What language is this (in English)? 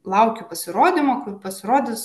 Lithuanian